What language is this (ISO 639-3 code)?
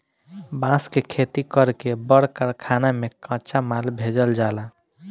bho